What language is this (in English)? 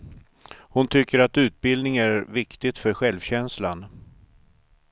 Swedish